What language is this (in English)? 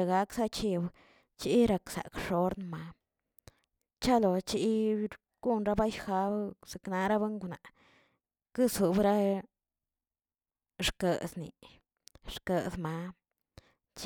Tilquiapan Zapotec